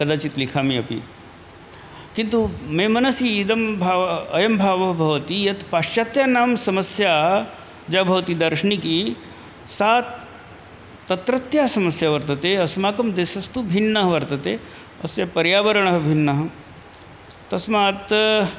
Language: Sanskrit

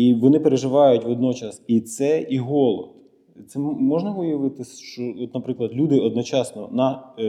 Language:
Ukrainian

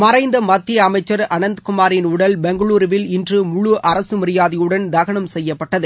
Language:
Tamil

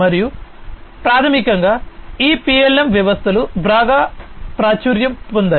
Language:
Telugu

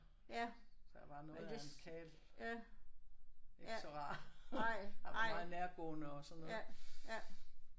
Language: Danish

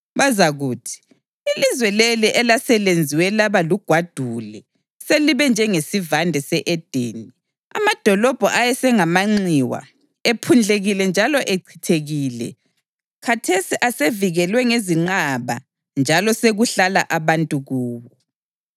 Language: North Ndebele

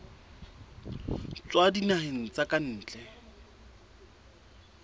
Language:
Southern Sotho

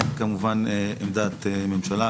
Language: Hebrew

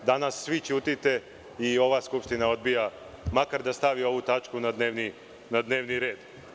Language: Serbian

